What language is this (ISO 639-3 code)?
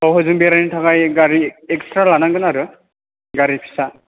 brx